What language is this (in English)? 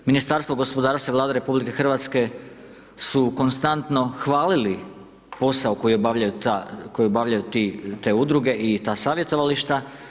Croatian